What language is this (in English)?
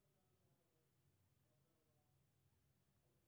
Maithili